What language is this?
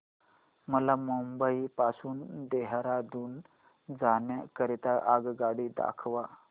Marathi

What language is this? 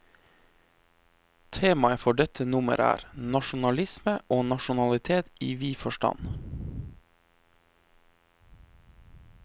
Norwegian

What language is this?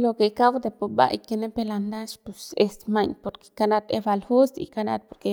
Central Pame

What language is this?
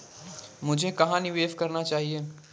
Hindi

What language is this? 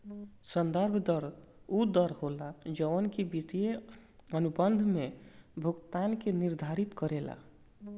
Bhojpuri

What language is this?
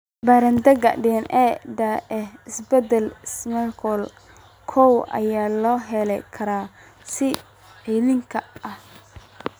Somali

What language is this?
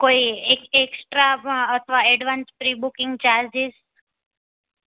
Gujarati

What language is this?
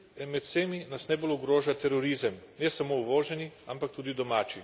Slovenian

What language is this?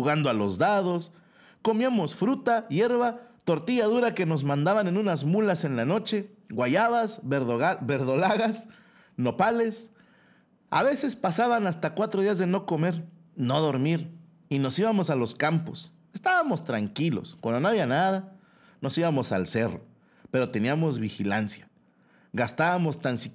Spanish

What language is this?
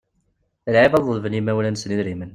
Kabyle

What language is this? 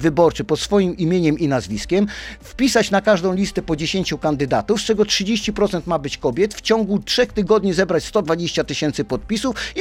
Polish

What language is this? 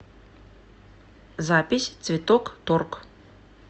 Russian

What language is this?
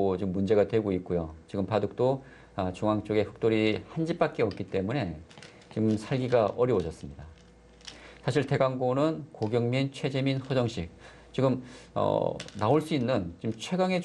Korean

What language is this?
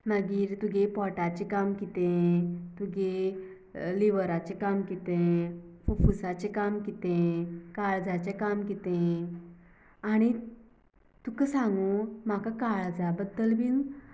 Konkani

